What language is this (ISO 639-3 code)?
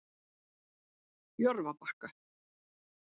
isl